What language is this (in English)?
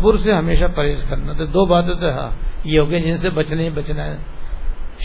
Urdu